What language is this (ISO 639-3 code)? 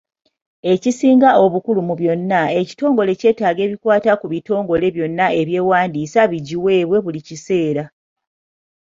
lug